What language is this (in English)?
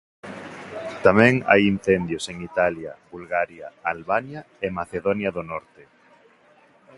Galician